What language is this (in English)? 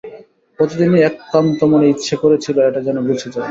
Bangla